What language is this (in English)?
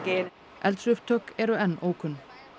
Icelandic